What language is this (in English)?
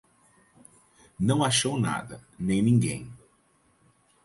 Portuguese